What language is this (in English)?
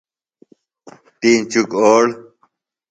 Phalura